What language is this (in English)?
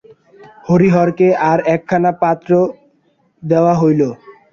Bangla